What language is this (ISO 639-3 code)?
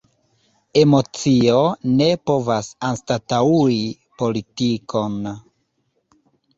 epo